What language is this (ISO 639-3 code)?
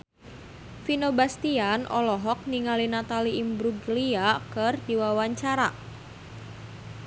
sun